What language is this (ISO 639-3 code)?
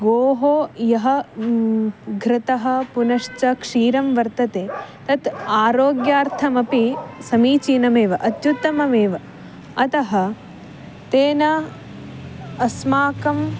san